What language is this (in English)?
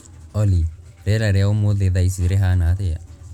Kikuyu